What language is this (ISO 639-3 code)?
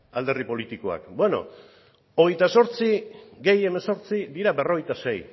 eus